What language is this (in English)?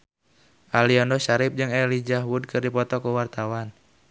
Sundanese